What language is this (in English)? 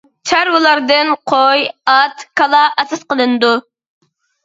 Uyghur